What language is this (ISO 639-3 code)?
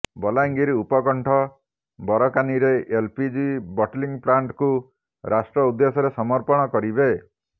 ori